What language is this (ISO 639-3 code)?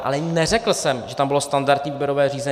ces